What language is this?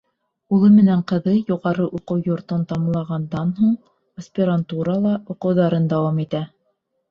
Bashkir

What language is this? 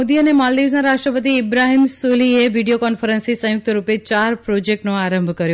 Gujarati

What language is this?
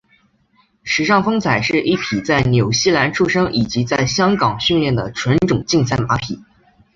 Chinese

